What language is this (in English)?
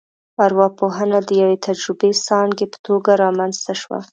Pashto